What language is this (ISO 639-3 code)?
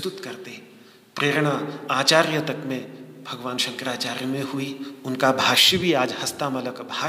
hin